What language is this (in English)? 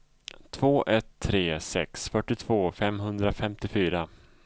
Swedish